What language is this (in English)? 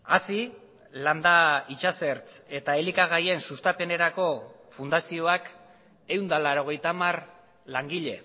Basque